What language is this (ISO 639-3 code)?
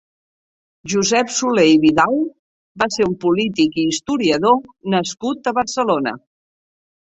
cat